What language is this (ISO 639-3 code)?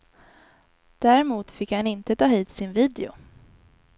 swe